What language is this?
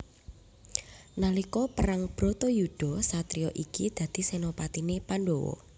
Javanese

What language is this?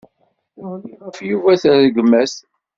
Kabyle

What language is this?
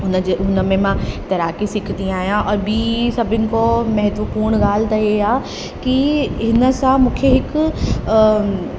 Sindhi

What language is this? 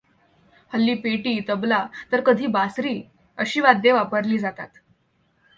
Marathi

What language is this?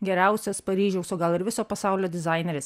Lithuanian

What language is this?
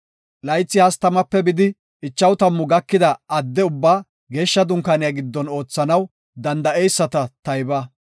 Gofa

